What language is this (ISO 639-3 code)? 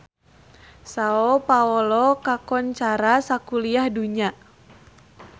sun